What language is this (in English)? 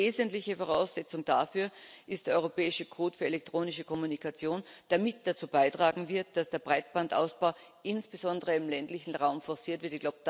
German